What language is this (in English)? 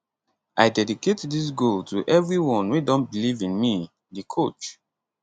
Nigerian Pidgin